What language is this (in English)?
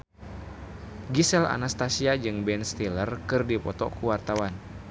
Sundanese